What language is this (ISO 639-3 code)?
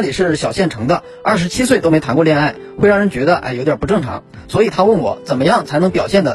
zho